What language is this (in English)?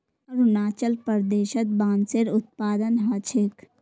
Magahi